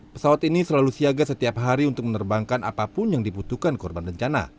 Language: Indonesian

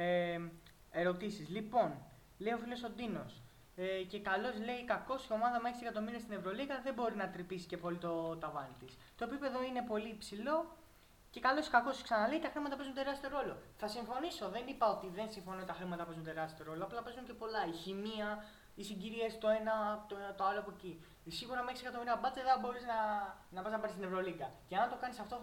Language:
Greek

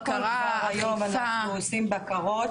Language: Hebrew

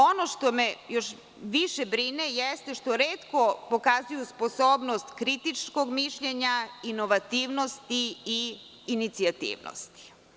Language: Serbian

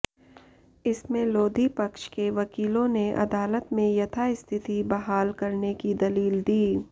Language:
Hindi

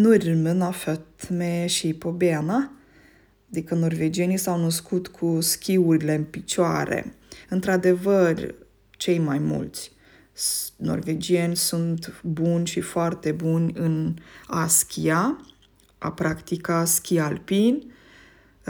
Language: Romanian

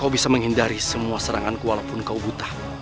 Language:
Indonesian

